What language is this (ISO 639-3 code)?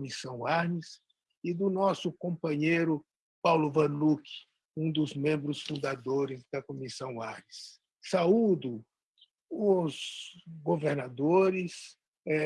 por